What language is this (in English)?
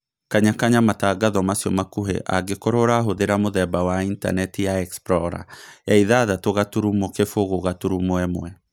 Kikuyu